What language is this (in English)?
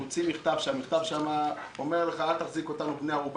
Hebrew